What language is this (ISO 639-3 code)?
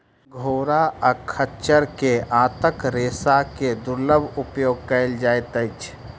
mai